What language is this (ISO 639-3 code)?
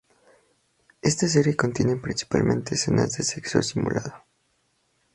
spa